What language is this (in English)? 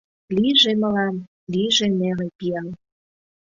Mari